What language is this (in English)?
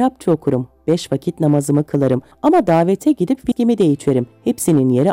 Turkish